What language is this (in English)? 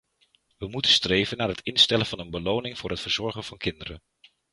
Dutch